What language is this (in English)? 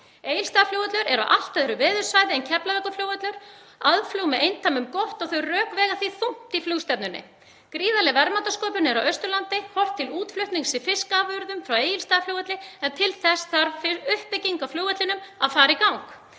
Icelandic